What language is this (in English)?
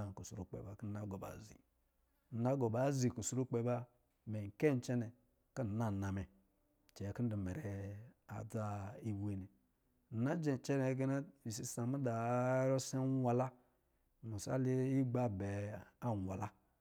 Lijili